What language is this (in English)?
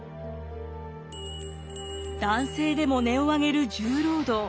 Japanese